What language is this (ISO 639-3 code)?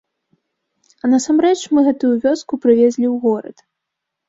bel